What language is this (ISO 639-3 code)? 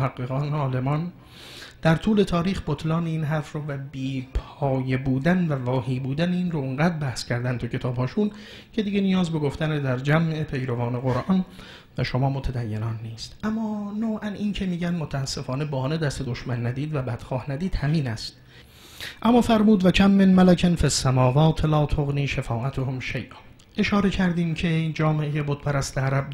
fas